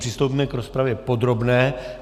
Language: Czech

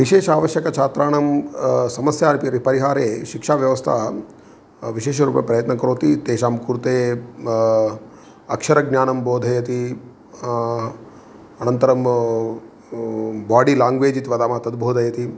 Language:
Sanskrit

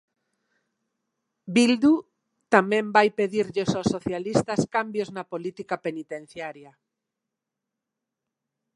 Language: Galician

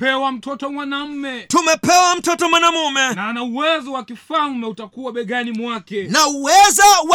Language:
Swahili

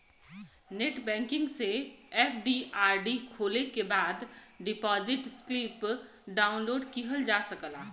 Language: Bhojpuri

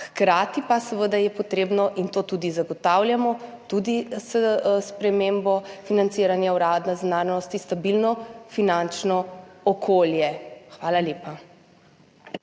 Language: Slovenian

